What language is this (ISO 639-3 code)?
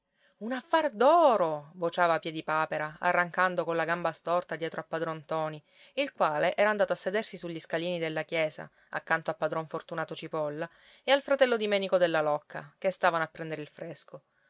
ita